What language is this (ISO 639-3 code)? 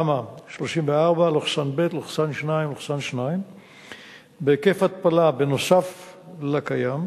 heb